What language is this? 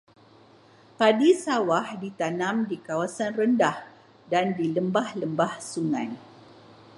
Malay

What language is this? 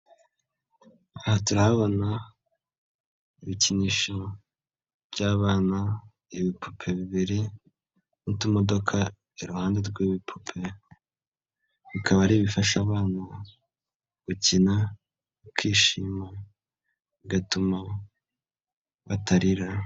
Kinyarwanda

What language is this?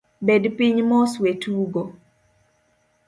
Luo (Kenya and Tanzania)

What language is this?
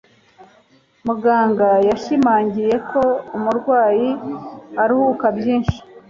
Kinyarwanda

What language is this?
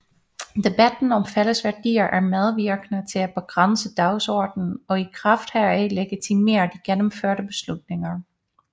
Danish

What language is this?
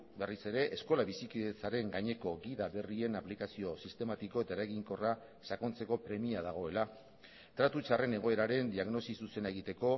Basque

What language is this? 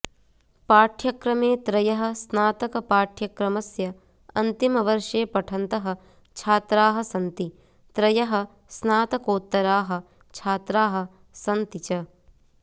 Sanskrit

